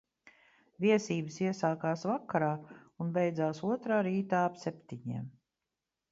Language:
Latvian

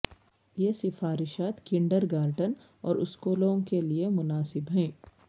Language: Urdu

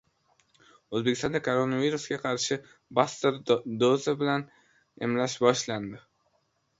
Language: Uzbek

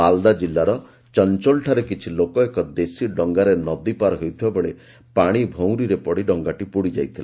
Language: Odia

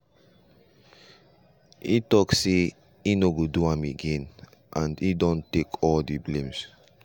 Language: Nigerian Pidgin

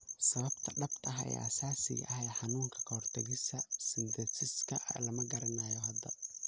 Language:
Somali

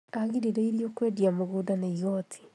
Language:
Kikuyu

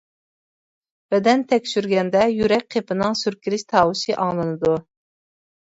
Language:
Uyghur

